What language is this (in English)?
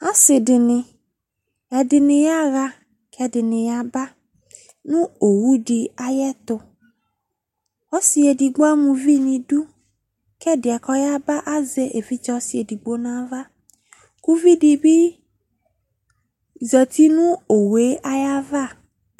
Ikposo